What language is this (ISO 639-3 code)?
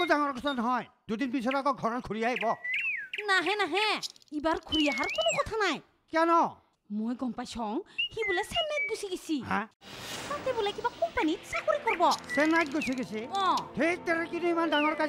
hin